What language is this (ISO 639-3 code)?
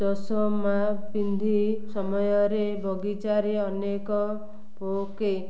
ori